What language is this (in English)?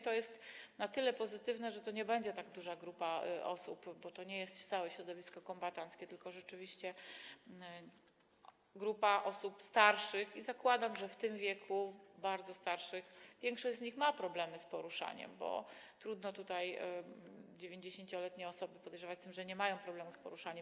Polish